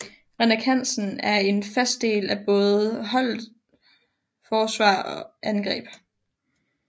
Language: Danish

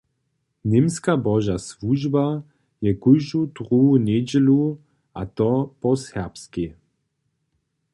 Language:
Upper Sorbian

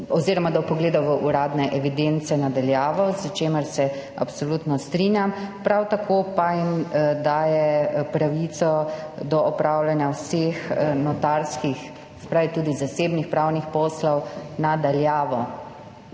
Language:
Slovenian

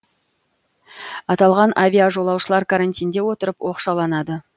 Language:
Kazakh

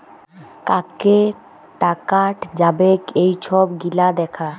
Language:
Bangla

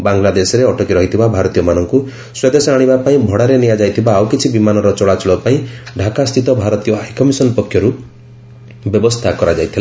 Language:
Odia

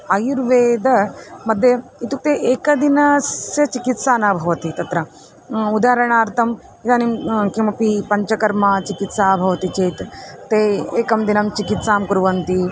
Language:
Sanskrit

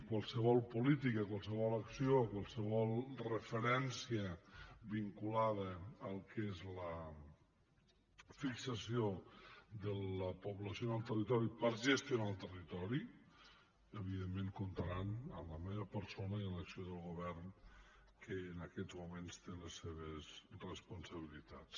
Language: Catalan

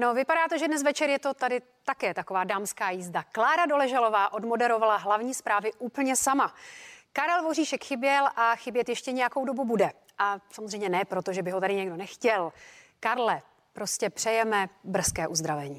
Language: Czech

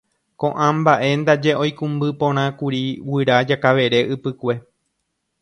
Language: Guarani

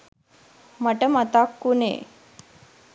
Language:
Sinhala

